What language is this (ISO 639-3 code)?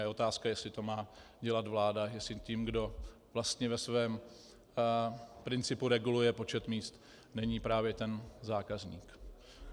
ces